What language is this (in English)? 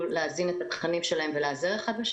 Hebrew